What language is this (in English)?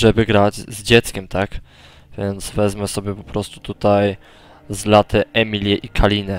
Polish